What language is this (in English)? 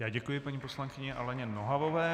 Czech